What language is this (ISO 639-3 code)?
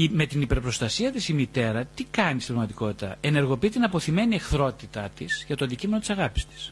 ell